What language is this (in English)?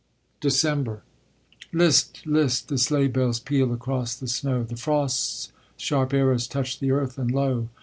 English